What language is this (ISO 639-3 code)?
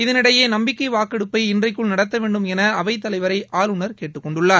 tam